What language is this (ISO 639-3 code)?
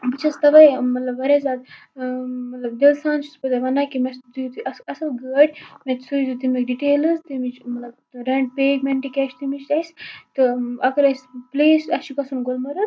kas